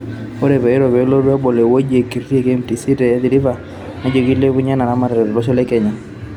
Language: Masai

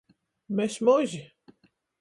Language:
Latgalian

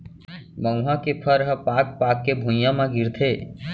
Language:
Chhattisgarhi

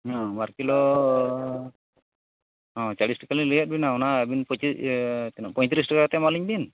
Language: Santali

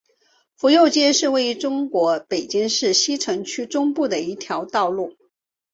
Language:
Chinese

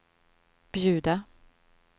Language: Swedish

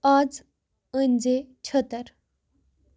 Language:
Kashmiri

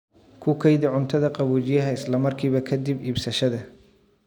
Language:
Somali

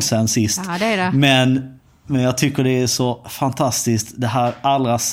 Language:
Swedish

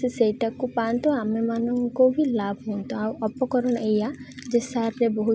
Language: Odia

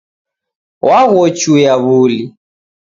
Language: Taita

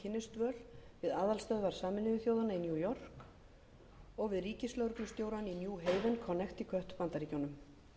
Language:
Icelandic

